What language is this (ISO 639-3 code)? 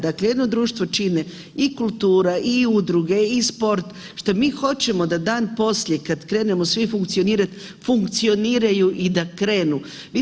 hrv